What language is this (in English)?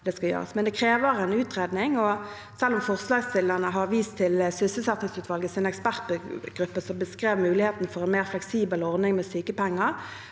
Norwegian